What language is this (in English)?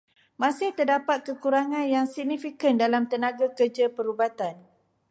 Malay